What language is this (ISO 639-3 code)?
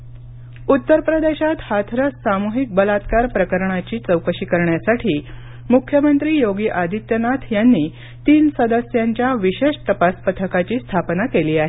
mar